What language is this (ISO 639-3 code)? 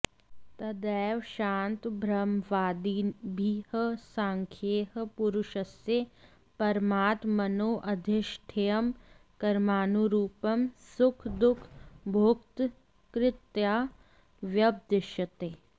san